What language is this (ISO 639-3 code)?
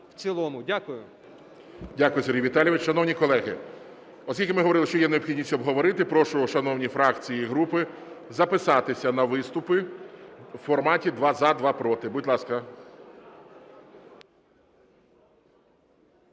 ukr